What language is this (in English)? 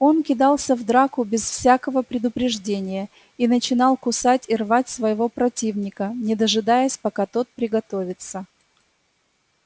Russian